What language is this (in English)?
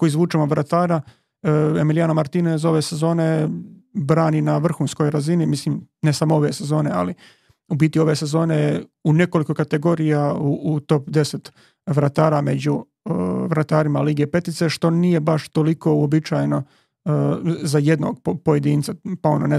Croatian